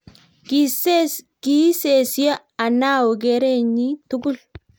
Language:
Kalenjin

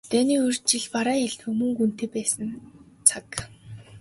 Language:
Mongolian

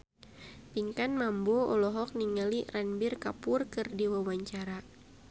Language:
Sundanese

